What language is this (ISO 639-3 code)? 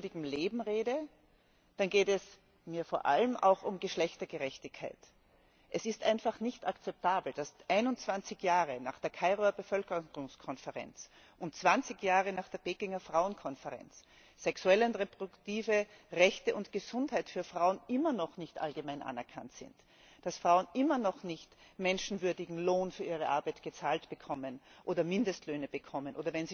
deu